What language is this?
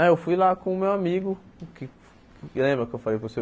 Portuguese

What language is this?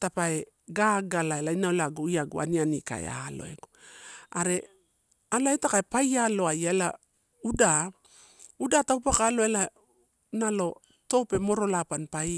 Torau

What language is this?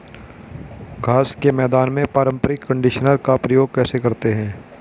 Hindi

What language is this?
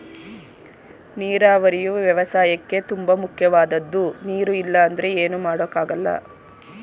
Kannada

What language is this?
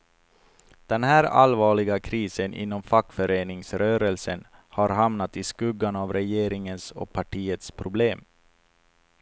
Swedish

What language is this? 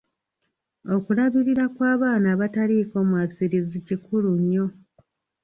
Ganda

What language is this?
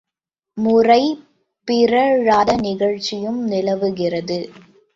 Tamil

